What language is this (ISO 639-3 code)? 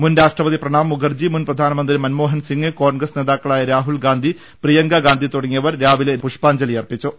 mal